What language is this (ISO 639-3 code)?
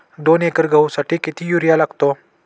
mar